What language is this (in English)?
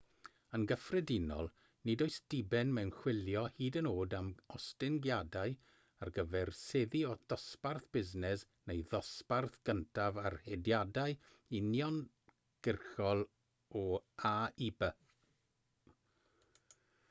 Welsh